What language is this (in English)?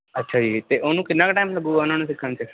Punjabi